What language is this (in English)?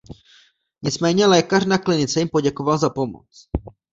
Czech